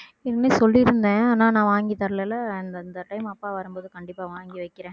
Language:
Tamil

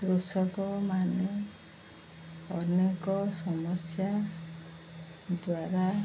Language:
Odia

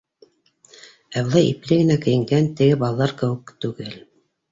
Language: Bashkir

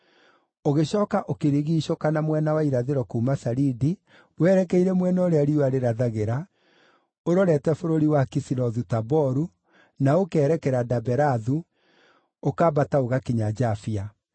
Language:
Kikuyu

